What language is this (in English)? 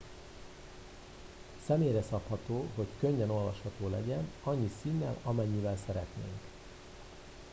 Hungarian